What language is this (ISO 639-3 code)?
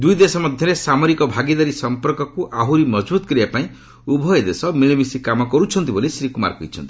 ori